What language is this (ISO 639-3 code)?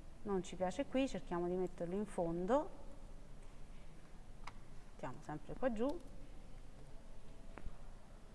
ita